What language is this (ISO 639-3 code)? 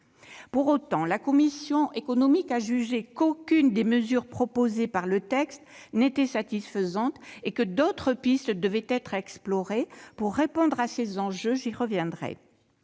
fra